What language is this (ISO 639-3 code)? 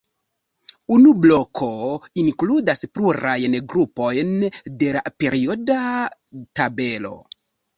epo